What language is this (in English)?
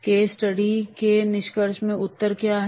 Hindi